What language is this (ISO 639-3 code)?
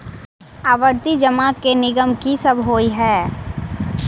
mai